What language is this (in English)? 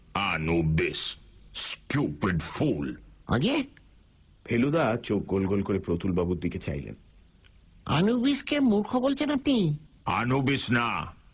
Bangla